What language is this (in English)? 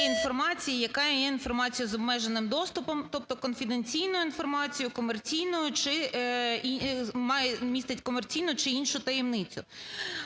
Ukrainian